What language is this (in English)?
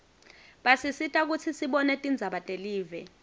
Swati